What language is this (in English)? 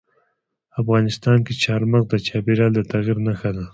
Pashto